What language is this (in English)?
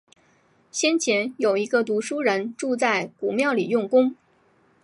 Chinese